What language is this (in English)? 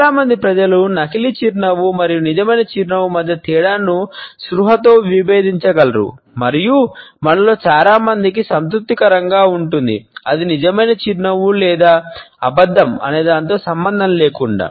Telugu